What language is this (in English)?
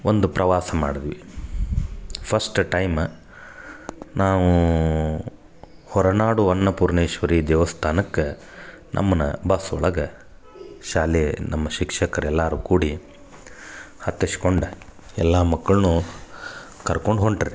Kannada